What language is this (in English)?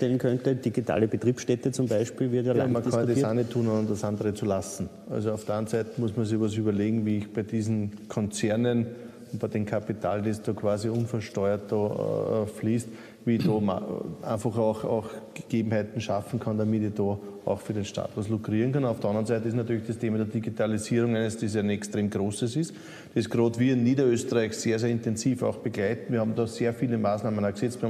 German